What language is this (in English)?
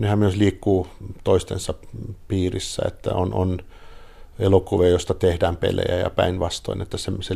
Finnish